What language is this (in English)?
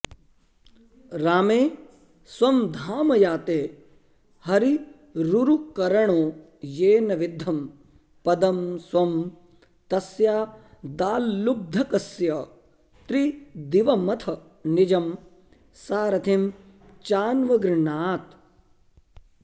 Sanskrit